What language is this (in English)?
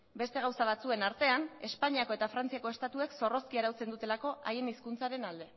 Basque